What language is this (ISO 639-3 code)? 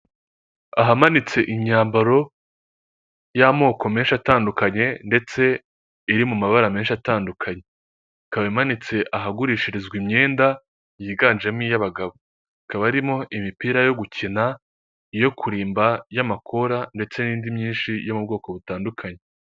kin